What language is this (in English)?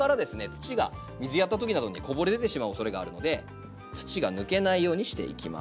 Japanese